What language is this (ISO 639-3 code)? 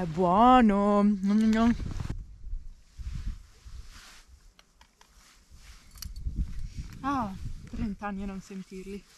ita